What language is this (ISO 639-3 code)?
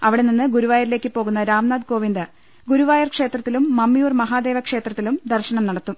mal